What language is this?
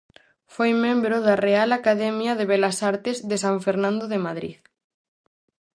Galician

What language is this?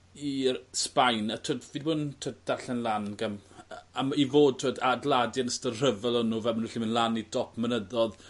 Welsh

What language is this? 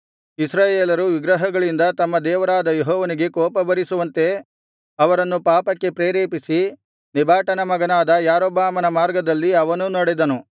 Kannada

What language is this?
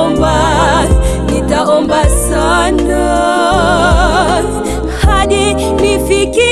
Swahili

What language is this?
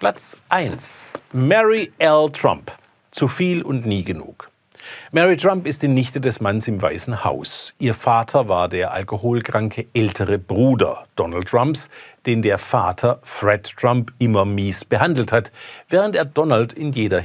German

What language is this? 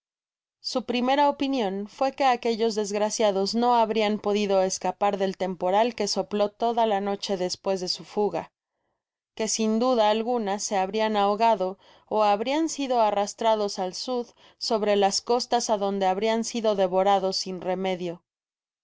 Spanish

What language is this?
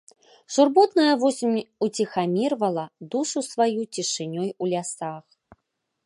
Belarusian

